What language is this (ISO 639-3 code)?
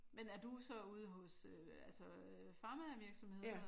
dan